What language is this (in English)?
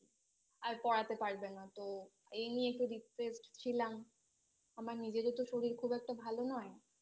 Bangla